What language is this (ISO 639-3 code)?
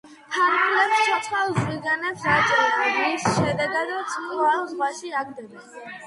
kat